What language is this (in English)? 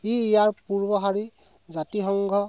Assamese